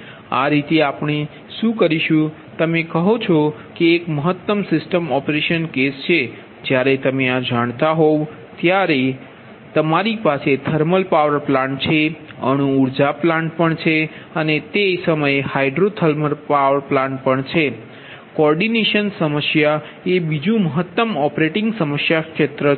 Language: Gujarati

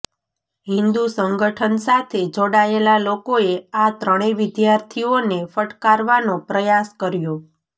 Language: Gujarati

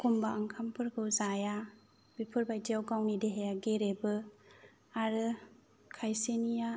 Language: Bodo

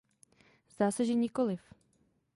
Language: Czech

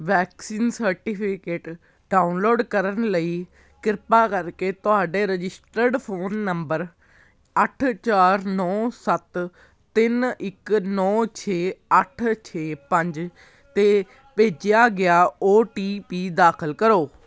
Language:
Punjabi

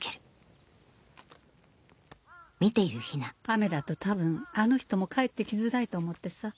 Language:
Japanese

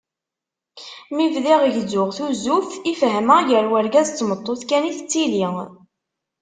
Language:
Kabyle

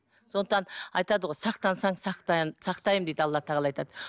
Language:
Kazakh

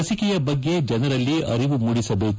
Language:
Kannada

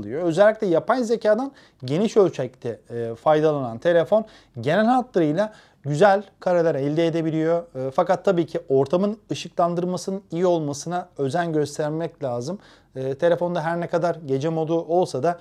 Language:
Turkish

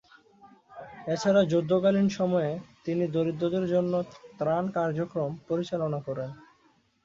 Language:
Bangla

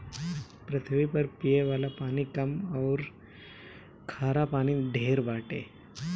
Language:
Bhojpuri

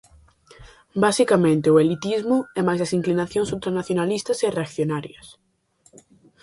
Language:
Galician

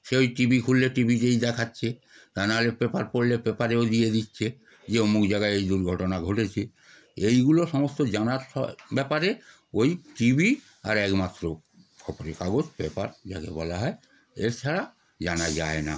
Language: Bangla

